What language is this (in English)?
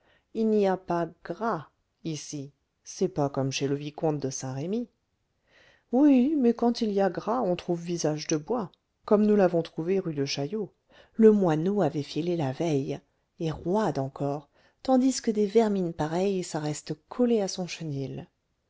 French